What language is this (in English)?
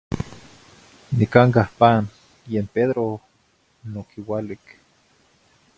Zacatlán-Ahuacatlán-Tepetzintla Nahuatl